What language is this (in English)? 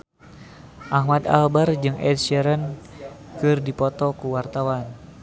Sundanese